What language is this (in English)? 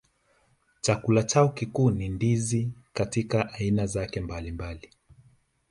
Swahili